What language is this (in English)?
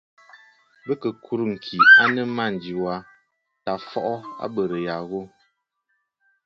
Bafut